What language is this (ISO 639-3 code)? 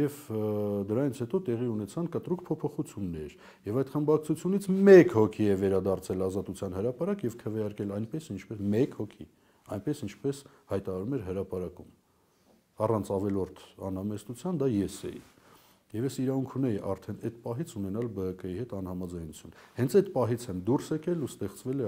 tur